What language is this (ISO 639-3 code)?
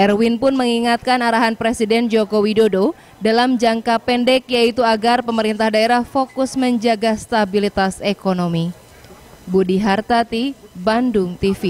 ind